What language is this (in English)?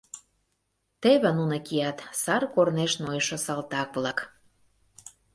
Mari